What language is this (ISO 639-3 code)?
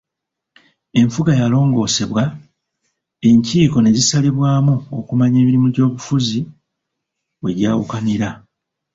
lug